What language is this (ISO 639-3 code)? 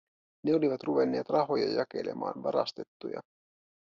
fin